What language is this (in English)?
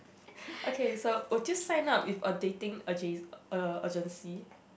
English